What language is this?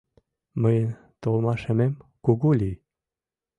Mari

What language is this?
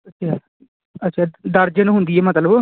Punjabi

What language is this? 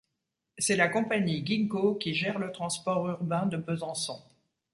French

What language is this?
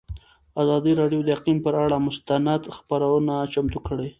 Pashto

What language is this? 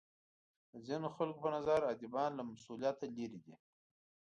Pashto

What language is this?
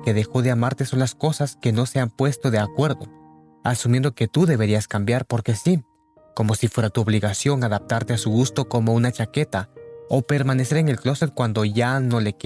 Spanish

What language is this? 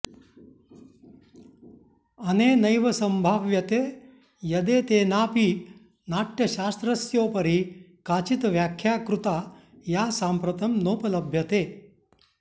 Sanskrit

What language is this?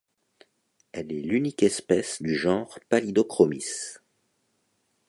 French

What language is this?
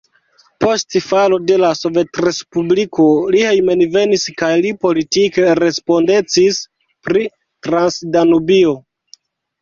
Esperanto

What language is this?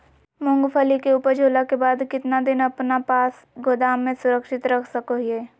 Magahi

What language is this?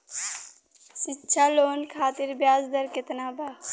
Bhojpuri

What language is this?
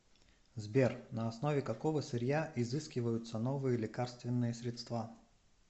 Russian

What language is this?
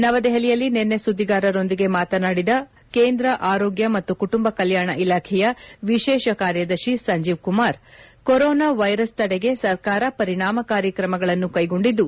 Kannada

